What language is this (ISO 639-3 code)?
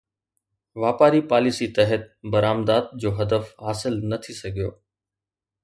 snd